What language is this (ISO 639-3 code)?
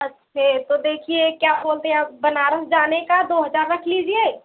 hin